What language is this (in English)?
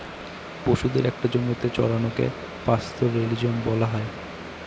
Bangla